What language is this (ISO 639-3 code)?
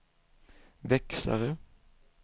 swe